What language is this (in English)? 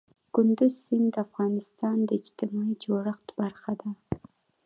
Pashto